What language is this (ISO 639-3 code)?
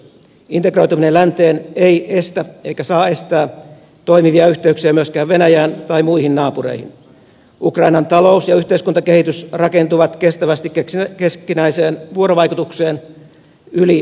fin